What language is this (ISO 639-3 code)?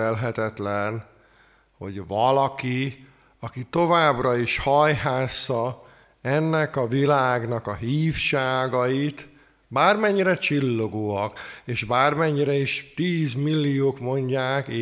hun